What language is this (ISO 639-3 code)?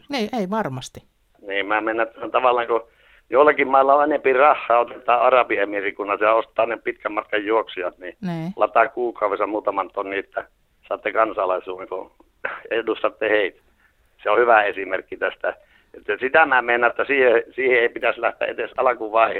fin